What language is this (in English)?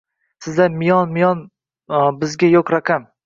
Uzbek